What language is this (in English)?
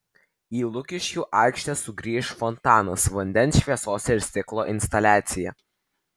Lithuanian